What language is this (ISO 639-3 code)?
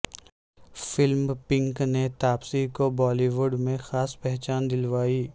urd